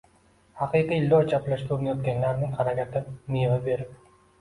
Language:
Uzbek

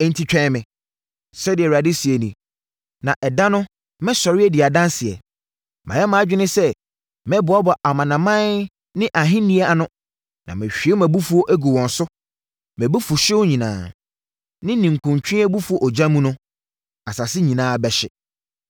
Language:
Akan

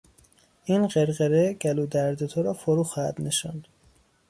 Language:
Persian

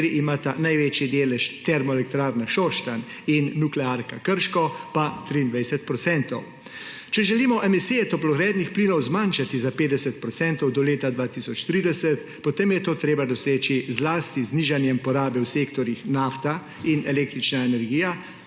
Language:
Slovenian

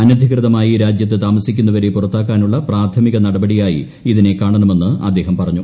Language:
Malayalam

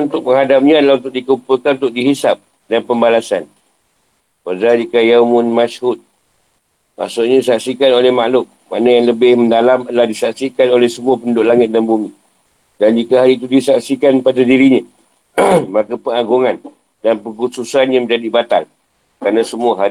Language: Malay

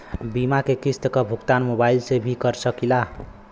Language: Bhojpuri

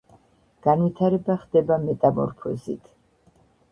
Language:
Georgian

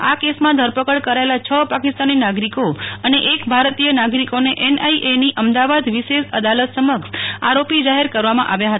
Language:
Gujarati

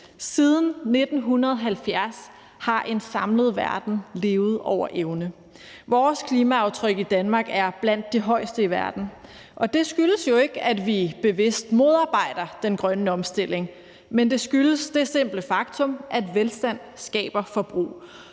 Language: Danish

